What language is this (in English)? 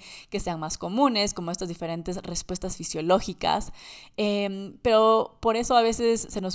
Spanish